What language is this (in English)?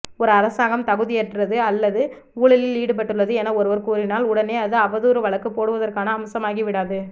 Tamil